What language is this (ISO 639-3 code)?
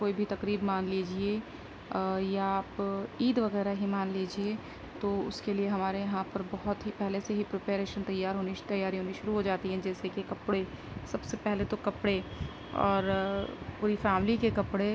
urd